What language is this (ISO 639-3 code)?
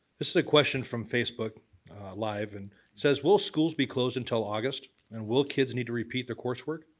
eng